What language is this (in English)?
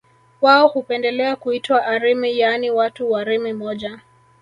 Swahili